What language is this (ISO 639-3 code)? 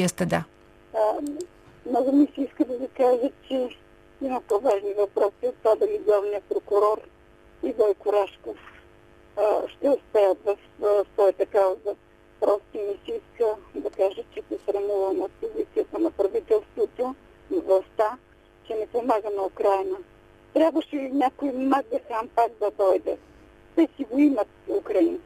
bul